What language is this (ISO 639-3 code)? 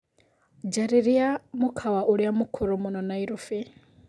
kik